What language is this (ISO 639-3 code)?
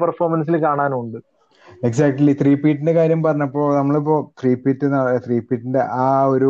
mal